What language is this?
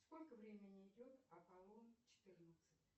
Russian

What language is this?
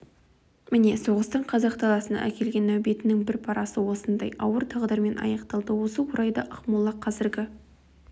Kazakh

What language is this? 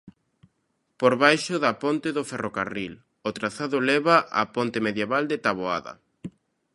Galician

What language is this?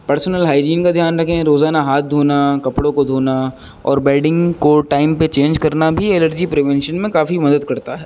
Urdu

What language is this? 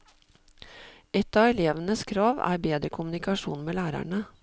Norwegian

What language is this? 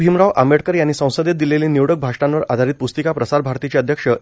Marathi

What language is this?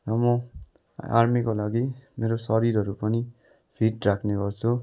Nepali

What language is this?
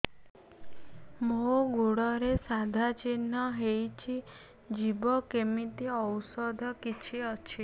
Odia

